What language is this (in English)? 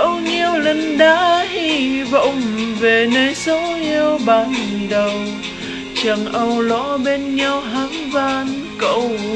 Vietnamese